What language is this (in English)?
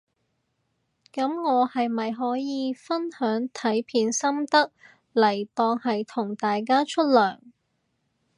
Cantonese